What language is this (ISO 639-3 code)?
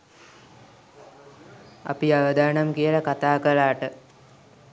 sin